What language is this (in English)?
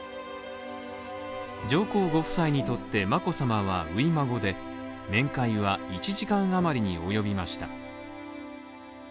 Japanese